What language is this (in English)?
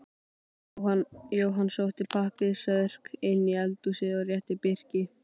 Icelandic